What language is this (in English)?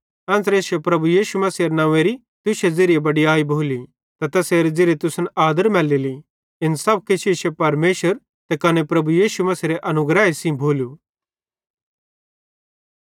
Bhadrawahi